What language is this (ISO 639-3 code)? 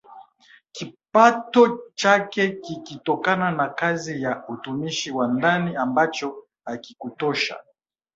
swa